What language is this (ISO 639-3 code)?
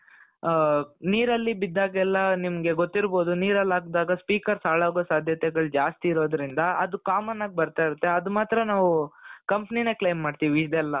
kan